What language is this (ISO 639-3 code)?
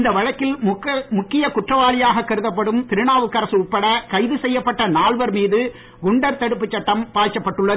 tam